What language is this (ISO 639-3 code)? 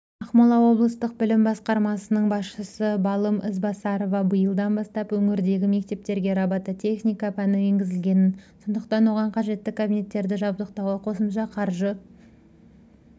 kaz